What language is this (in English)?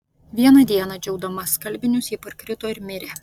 Lithuanian